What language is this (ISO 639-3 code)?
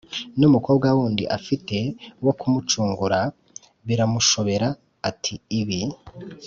kin